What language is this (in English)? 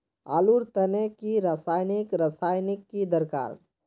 Magahi